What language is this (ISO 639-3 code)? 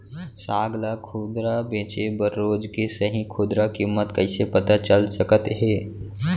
hne